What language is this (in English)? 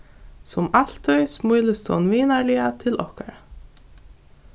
Faroese